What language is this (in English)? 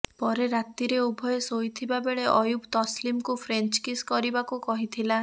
Odia